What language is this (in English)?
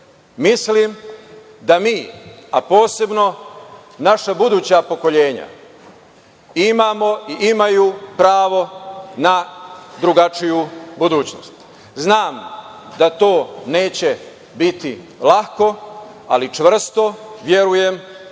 Serbian